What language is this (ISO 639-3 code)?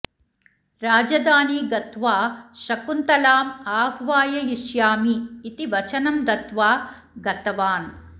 san